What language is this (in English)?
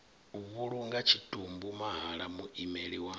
Venda